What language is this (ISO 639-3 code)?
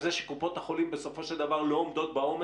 heb